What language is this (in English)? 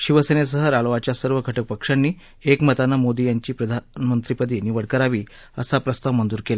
Marathi